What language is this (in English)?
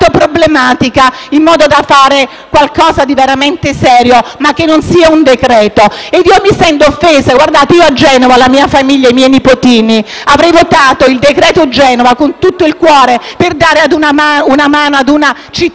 Italian